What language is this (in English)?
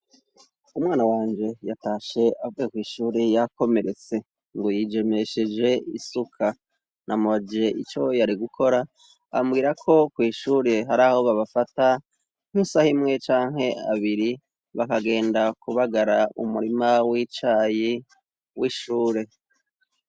Rundi